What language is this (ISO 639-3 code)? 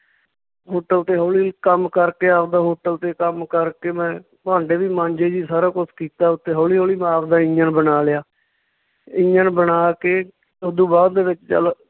pan